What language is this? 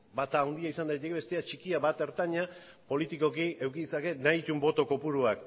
Basque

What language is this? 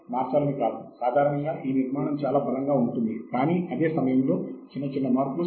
Telugu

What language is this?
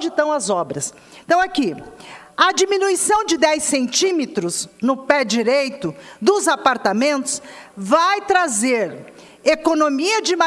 Portuguese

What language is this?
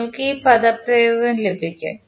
Malayalam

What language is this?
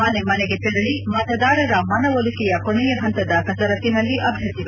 Kannada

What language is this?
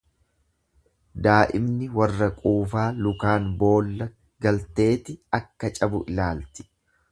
Oromo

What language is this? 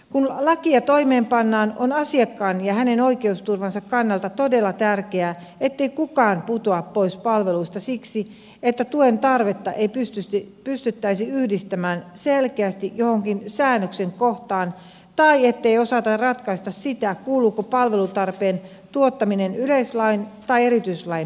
Finnish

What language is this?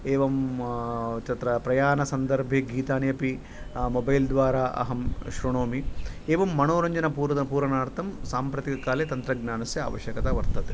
Sanskrit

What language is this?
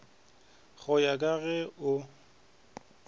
Northern Sotho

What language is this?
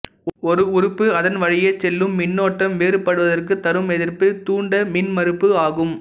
Tamil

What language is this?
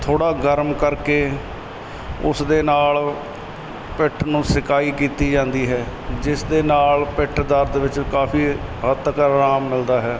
Punjabi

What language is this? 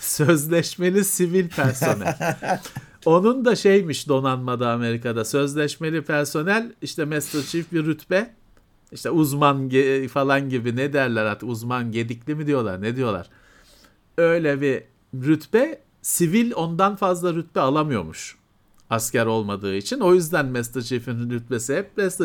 Turkish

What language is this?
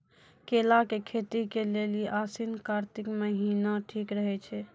Maithili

